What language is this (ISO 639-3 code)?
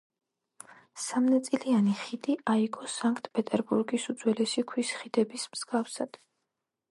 kat